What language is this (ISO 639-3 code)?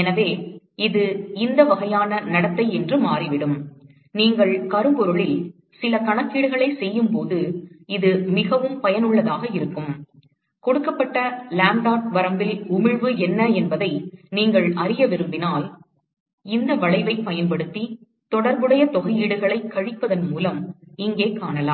tam